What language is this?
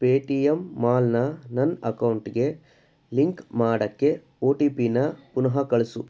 Kannada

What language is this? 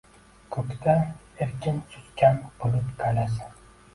Uzbek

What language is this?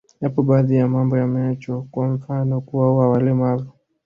Swahili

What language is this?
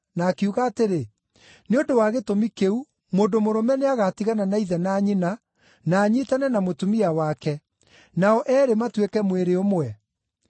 Kikuyu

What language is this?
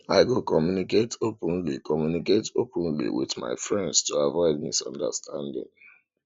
Nigerian Pidgin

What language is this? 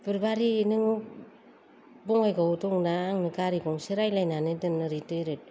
Bodo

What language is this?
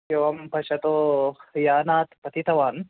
Sanskrit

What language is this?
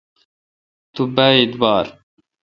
Kalkoti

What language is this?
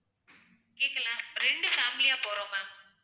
Tamil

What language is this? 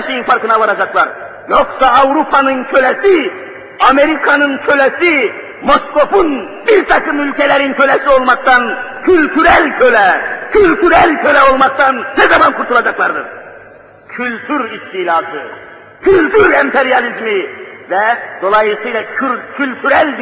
Turkish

